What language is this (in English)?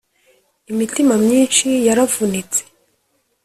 Kinyarwanda